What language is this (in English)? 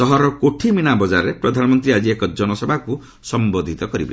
Odia